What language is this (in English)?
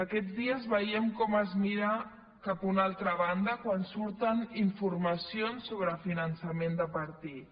Catalan